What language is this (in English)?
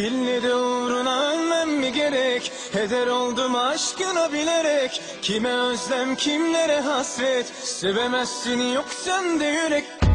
Turkish